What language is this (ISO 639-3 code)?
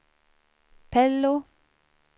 swe